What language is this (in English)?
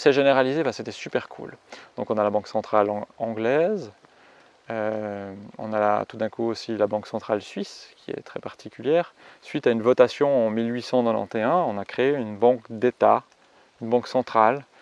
French